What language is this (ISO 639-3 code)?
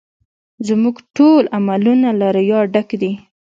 pus